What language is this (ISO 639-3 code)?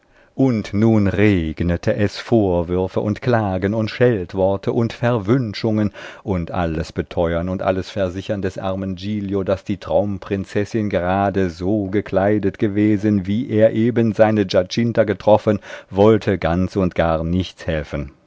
deu